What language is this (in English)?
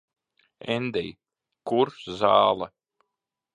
Latvian